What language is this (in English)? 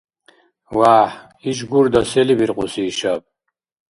Dargwa